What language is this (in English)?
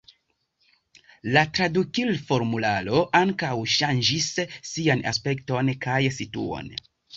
Esperanto